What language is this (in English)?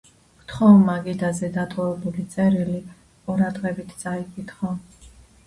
Georgian